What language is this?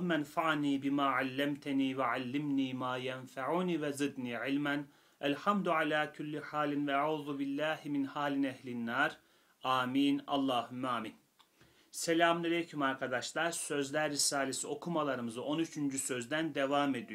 Turkish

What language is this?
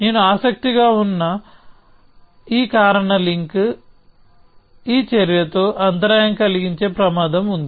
Telugu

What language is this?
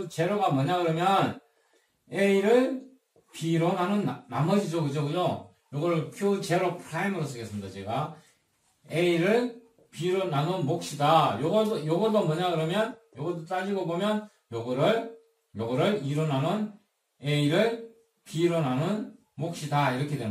Korean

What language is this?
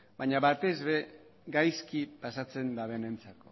Basque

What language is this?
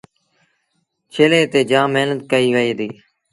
Sindhi Bhil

